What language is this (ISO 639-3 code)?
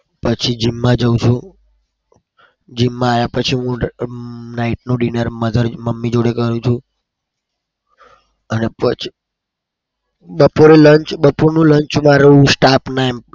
guj